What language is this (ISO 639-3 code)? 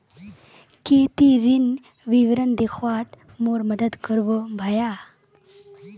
mag